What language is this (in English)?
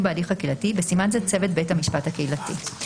Hebrew